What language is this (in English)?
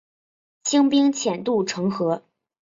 Chinese